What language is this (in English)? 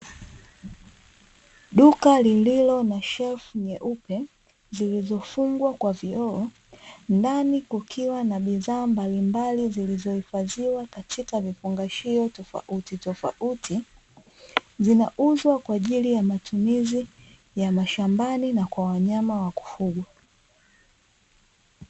Swahili